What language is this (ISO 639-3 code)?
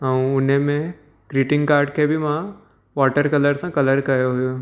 snd